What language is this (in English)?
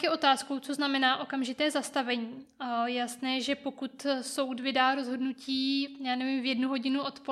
Czech